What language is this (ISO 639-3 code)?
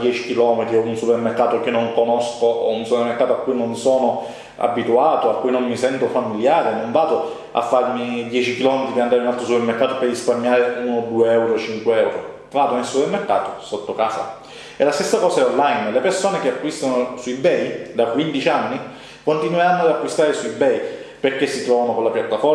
ita